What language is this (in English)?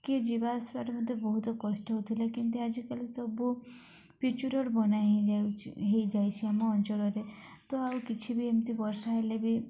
Odia